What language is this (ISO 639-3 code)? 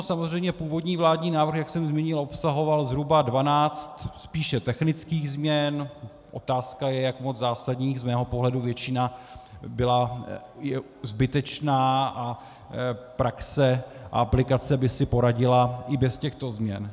ces